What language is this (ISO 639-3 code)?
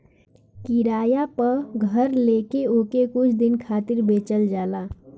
bho